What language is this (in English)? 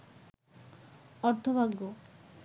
Bangla